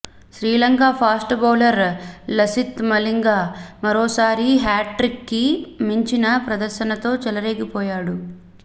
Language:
Telugu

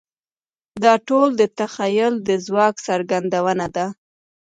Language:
Pashto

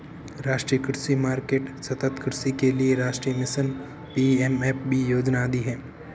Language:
Hindi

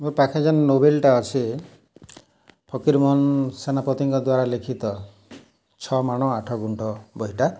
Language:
Odia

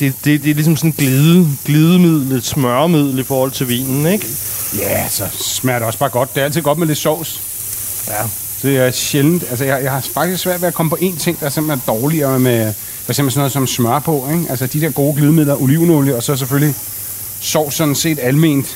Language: Danish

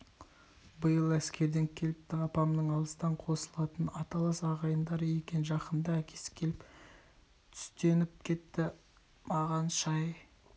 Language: Kazakh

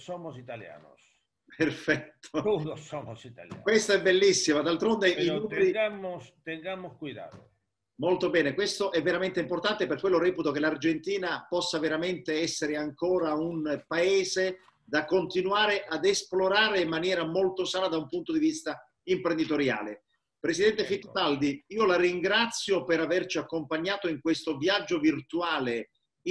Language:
Italian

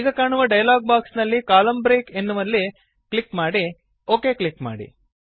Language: Kannada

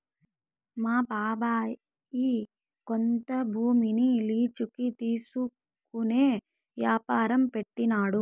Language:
Telugu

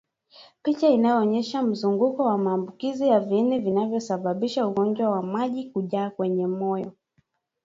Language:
Swahili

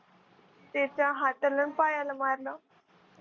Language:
Marathi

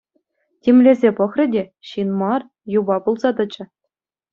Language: Chuvash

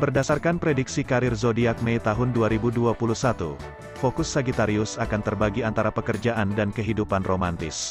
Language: Indonesian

